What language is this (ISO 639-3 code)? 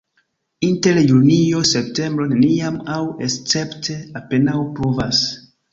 epo